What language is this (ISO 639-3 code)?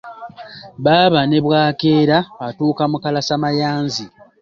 lug